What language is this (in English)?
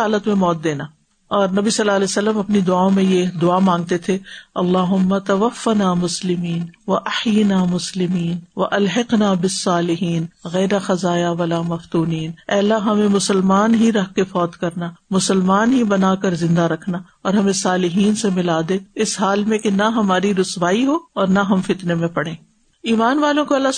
Urdu